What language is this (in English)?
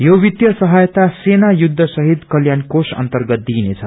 Nepali